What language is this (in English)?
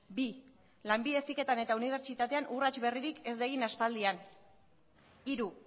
Basque